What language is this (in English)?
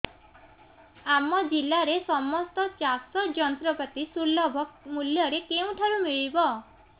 Odia